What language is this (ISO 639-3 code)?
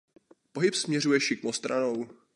ces